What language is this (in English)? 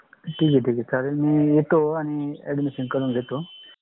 Marathi